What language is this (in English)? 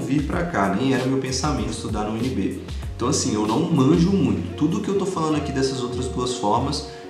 Portuguese